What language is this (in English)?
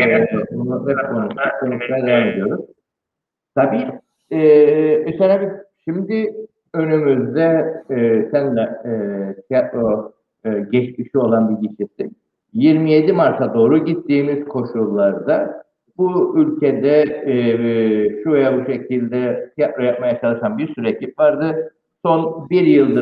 Turkish